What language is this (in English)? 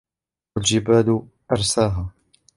Arabic